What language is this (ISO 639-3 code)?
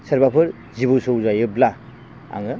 brx